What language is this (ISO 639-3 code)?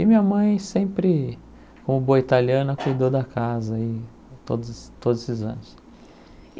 por